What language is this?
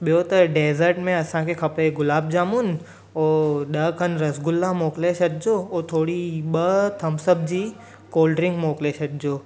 Sindhi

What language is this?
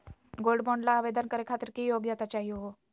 Magahi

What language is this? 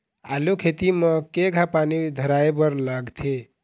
Chhattisgarhi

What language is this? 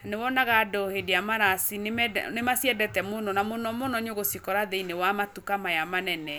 Kikuyu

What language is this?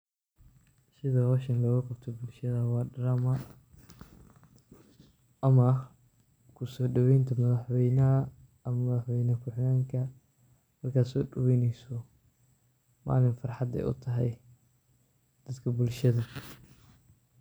Somali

